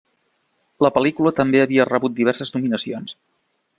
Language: Catalan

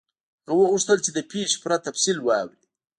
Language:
Pashto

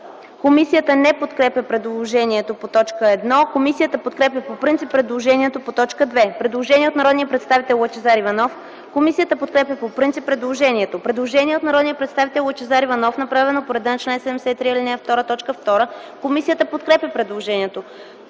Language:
Bulgarian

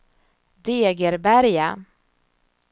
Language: Swedish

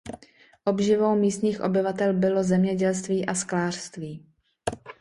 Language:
Czech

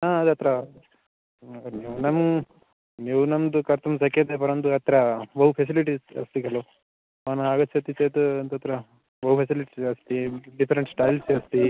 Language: Sanskrit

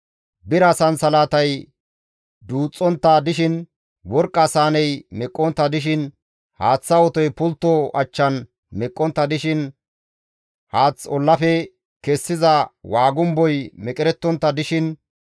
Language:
Gamo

